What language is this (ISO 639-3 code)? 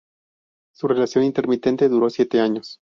spa